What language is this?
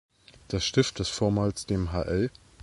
German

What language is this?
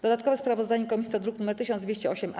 Polish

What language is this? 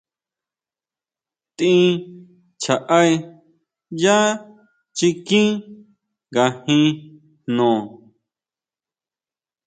Huautla Mazatec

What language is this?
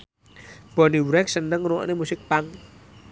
Javanese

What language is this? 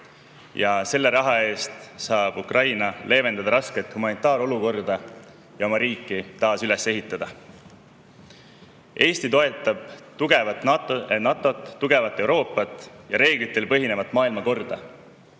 Estonian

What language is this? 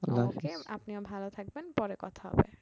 Bangla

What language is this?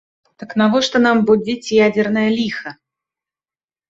Belarusian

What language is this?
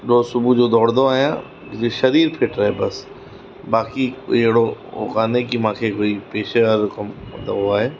Sindhi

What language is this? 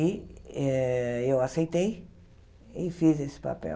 Portuguese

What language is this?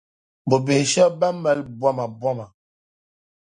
Dagbani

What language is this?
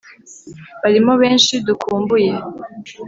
Kinyarwanda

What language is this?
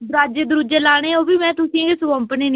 Dogri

